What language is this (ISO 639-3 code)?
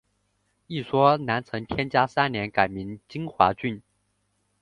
zho